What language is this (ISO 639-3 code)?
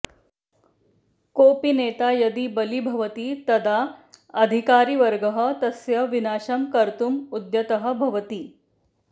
san